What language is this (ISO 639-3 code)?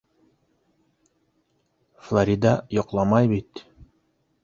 bak